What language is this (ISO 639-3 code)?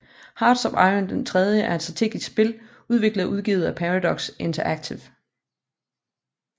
dan